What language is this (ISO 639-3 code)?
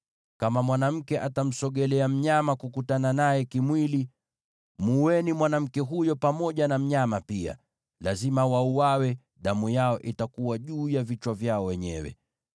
swa